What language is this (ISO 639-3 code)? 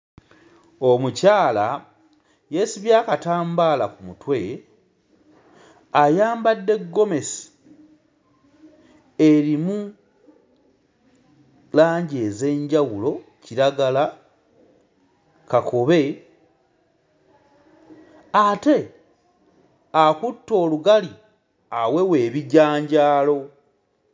lug